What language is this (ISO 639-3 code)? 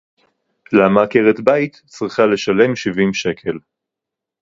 heb